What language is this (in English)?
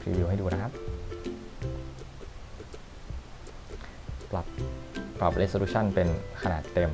Thai